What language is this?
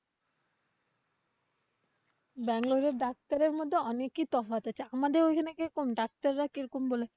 Bangla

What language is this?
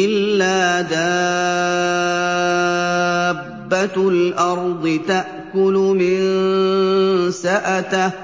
Arabic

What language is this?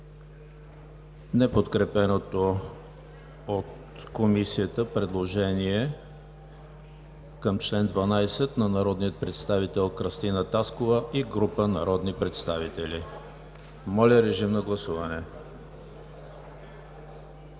Bulgarian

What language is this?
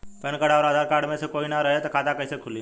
Bhojpuri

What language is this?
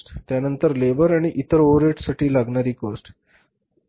Marathi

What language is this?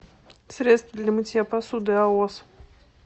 Russian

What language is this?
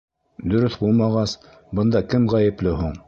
Bashkir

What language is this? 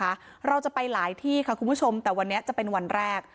Thai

